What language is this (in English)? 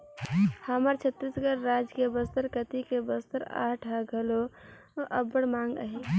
Chhattisgarhi